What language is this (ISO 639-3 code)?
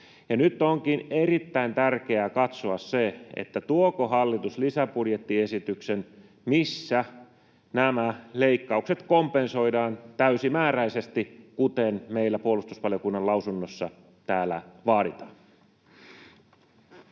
fin